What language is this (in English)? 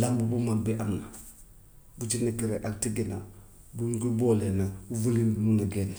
Gambian Wolof